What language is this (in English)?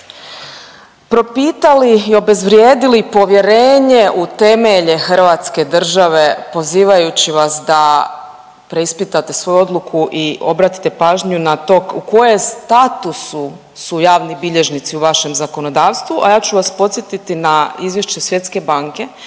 Croatian